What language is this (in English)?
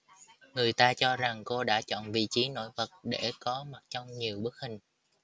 Vietnamese